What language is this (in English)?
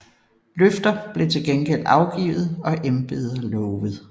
Danish